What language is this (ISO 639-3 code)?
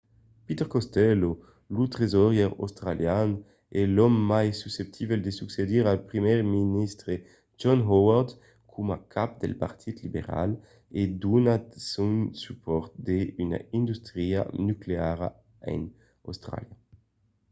oci